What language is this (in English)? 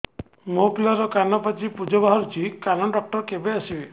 Odia